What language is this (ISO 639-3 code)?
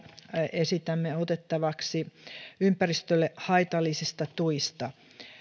fin